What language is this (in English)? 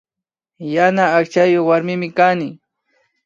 Imbabura Highland Quichua